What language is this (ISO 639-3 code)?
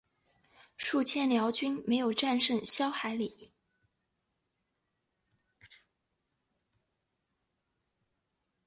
zho